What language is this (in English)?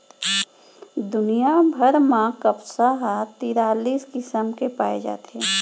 Chhattisgarhi